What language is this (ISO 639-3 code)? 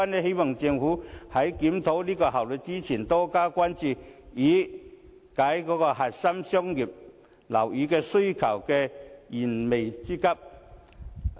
yue